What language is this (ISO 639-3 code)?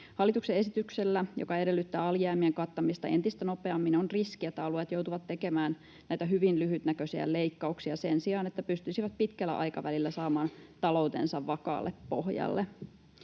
fin